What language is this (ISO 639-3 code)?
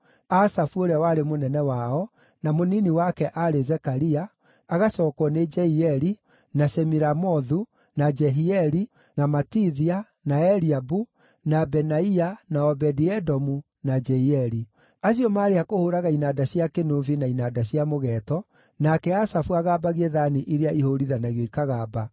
kik